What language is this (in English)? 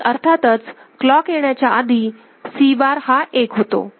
Marathi